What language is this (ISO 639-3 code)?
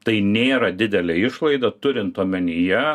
lit